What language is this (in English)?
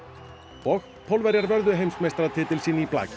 Icelandic